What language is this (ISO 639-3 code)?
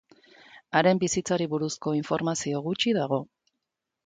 eus